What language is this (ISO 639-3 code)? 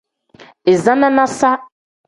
kdh